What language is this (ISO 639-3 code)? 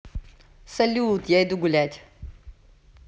rus